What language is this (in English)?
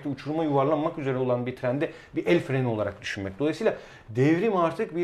Turkish